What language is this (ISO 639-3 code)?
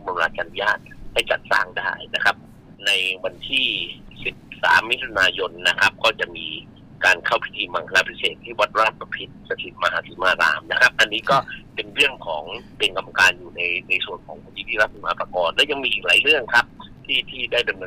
tha